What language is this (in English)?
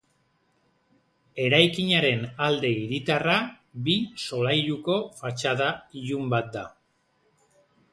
Basque